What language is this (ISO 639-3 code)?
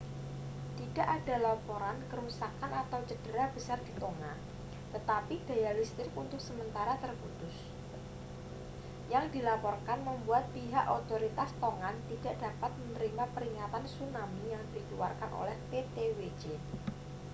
ind